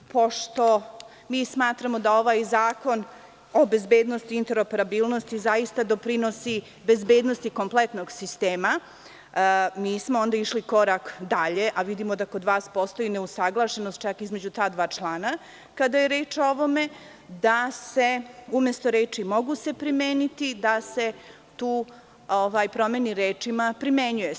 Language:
Serbian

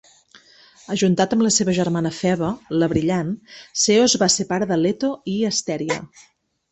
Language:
Catalan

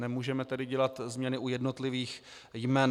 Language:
Czech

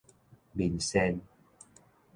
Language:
Min Nan Chinese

